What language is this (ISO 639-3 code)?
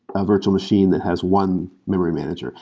eng